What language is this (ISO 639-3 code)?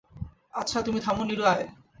ben